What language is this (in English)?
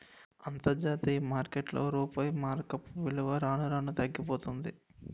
Telugu